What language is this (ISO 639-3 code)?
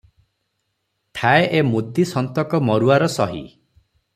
ori